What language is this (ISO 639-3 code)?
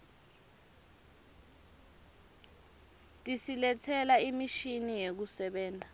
ssw